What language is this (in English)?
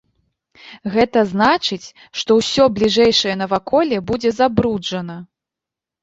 Belarusian